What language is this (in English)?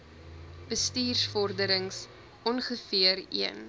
Afrikaans